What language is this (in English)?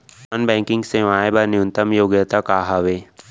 Chhattisgarhi